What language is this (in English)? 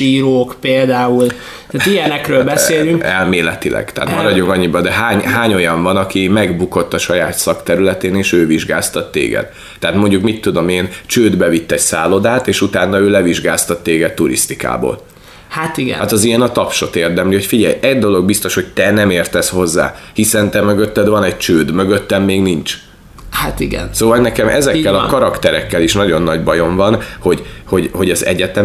Hungarian